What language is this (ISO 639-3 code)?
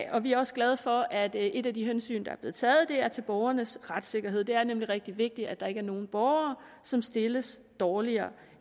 dan